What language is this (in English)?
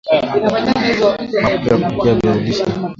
Swahili